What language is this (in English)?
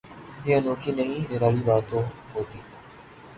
Urdu